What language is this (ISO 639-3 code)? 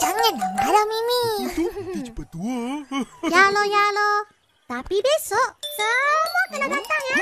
msa